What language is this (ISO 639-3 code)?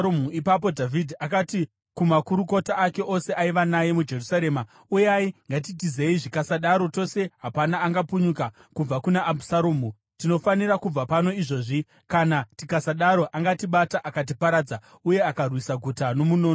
sna